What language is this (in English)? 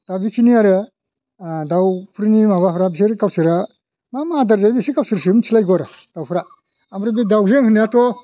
Bodo